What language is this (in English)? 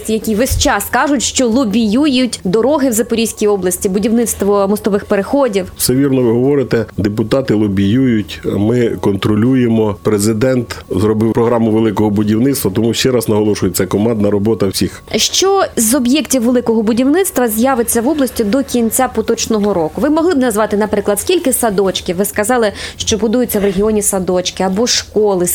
Ukrainian